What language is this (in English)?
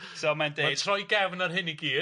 Welsh